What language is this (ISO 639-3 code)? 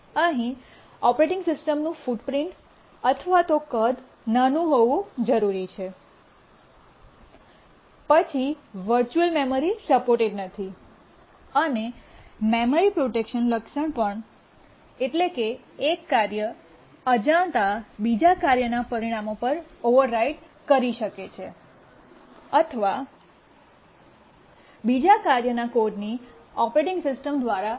guj